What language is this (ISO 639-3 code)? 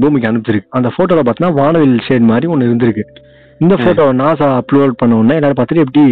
tam